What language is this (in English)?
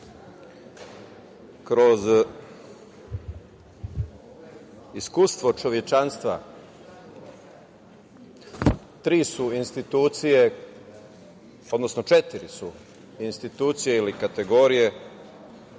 Serbian